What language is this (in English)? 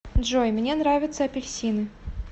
Russian